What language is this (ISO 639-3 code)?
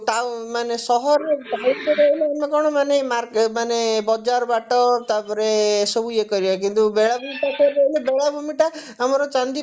ori